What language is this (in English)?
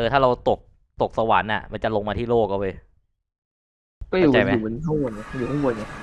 Thai